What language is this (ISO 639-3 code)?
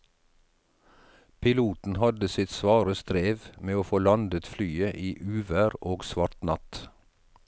nor